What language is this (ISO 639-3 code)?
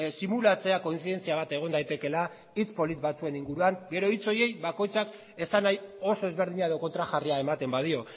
eus